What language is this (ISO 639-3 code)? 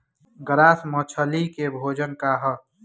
bho